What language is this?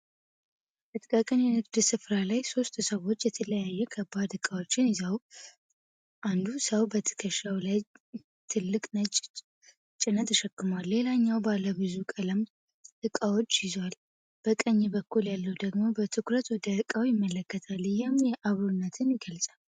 Amharic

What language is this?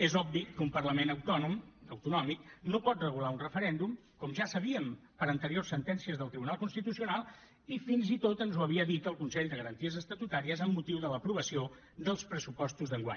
Catalan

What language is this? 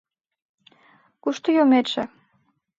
Mari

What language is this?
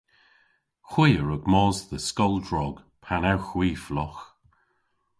Cornish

